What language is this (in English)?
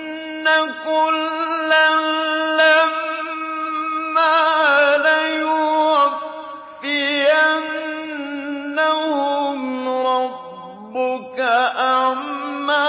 Arabic